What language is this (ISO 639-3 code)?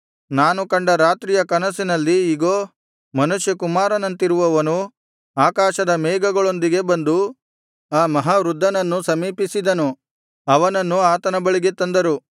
kan